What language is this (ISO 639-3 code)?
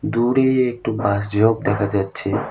ben